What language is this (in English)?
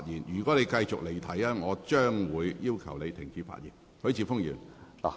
Cantonese